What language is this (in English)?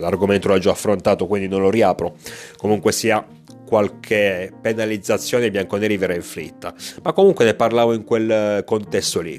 Italian